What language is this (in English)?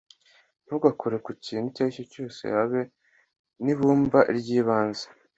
Kinyarwanda